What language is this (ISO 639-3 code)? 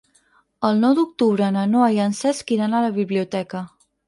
cat